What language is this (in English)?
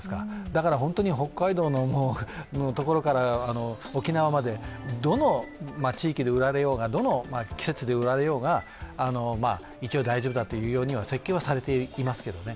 Japanese